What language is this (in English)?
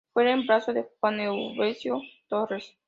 Spanish